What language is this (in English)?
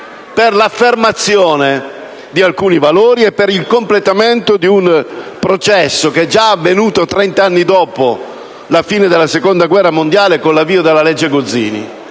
Italian